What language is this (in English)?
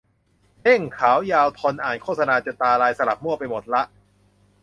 Thai